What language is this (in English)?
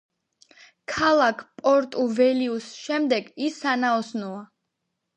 Georgian